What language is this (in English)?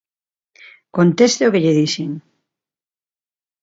Galician